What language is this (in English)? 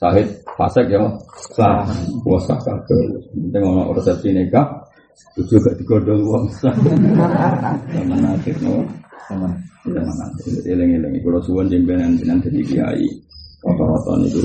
Malay